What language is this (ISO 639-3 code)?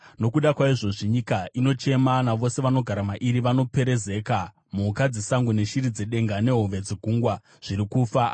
sna